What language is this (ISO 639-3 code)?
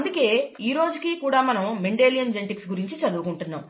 tel